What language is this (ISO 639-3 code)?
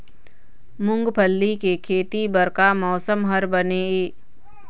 hne